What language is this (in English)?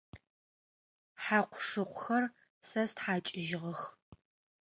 Adyghe